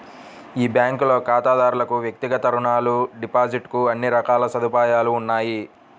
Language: Telugu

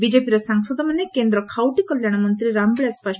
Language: Odia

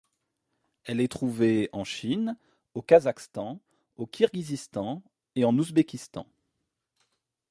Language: French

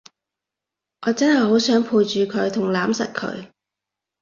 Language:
Cantonese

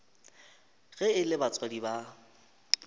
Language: Northern Sotho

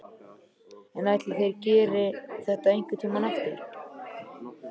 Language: Icelandic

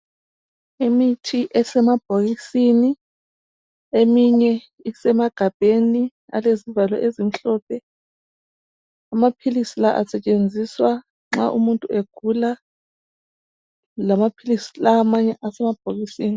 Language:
North Ndebele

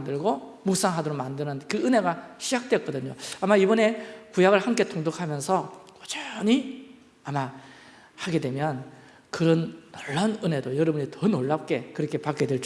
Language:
Korean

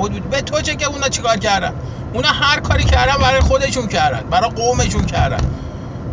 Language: Persian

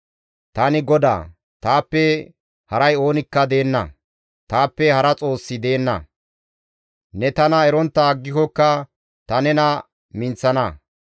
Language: Gamo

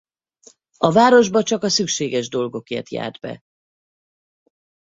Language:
Hungarian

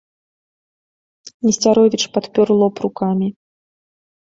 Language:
Belarusian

